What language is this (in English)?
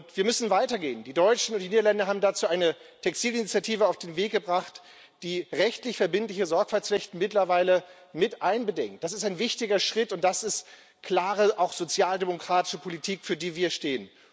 German